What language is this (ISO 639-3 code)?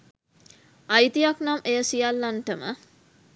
sin